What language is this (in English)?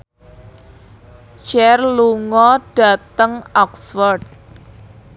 Javanese